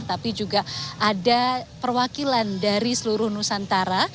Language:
Indonesian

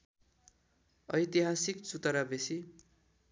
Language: Nepali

